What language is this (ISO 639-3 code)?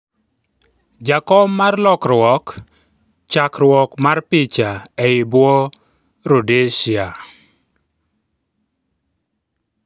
luo